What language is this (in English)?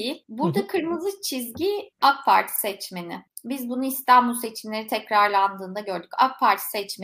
Turkish